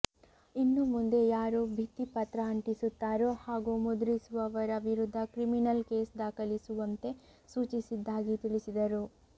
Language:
Kannada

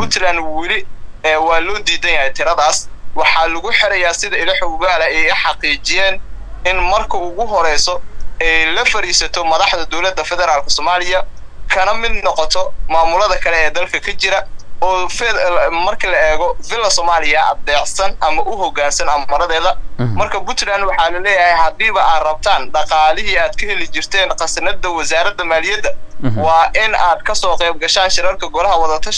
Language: Arabic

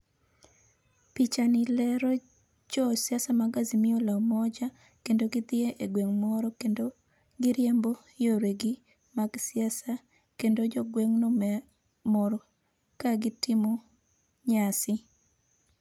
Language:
Luo (Kenya and Tanzania)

